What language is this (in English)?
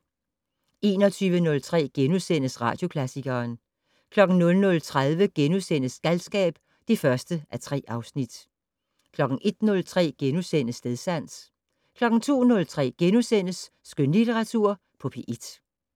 Danish